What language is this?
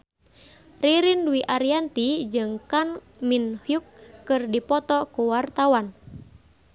Sundanese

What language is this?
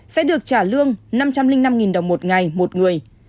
Vietnamese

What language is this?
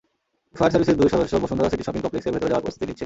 Bangla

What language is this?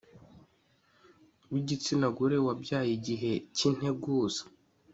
Kinyarwanda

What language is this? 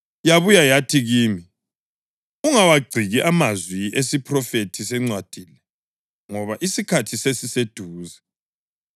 North Ndebele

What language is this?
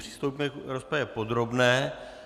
Czech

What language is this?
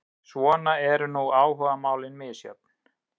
Icelandic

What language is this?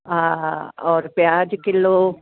Sindhi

